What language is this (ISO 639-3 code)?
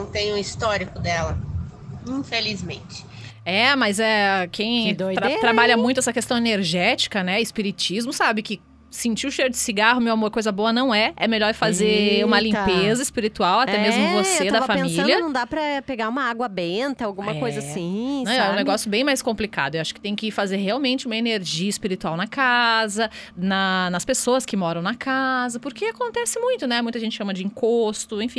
por